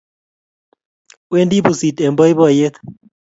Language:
Kalenjin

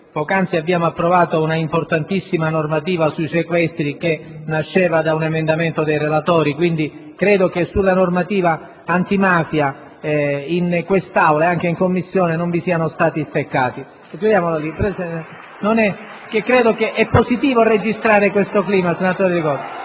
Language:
Italian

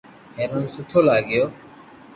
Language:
Loarki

